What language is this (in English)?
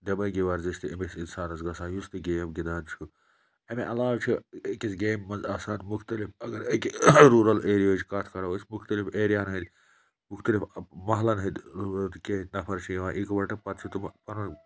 Kashmiri